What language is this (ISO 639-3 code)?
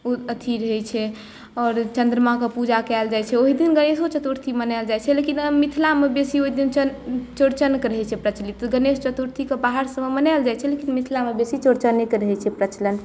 mai